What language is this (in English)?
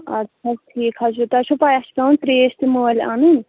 Kashmiri